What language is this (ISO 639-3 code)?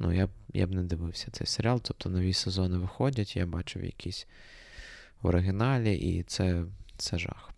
ukr